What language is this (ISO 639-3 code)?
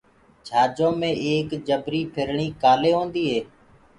ggg